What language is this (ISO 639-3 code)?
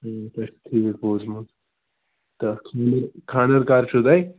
kas